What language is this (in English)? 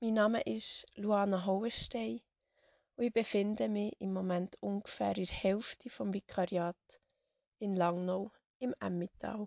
German